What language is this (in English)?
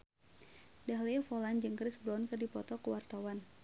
Sundanese